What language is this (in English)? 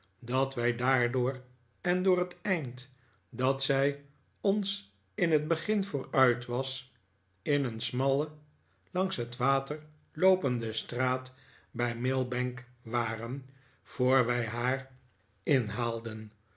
Dutch